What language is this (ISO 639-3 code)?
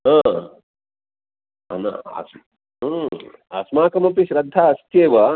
san